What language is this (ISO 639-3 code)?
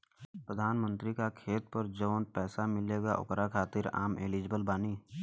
bho